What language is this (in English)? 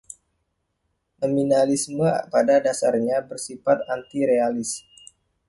Indonesian